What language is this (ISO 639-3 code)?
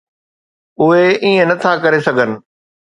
snd